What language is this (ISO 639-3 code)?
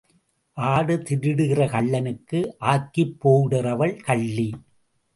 tam